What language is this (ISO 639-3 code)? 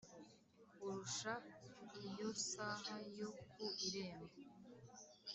kin